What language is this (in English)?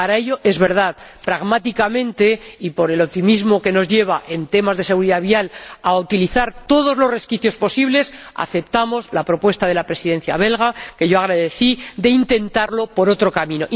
Spanish